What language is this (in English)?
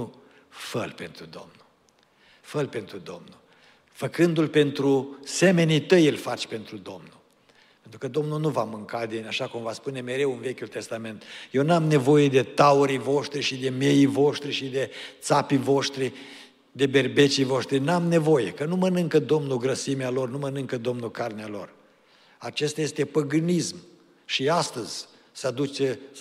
Romanian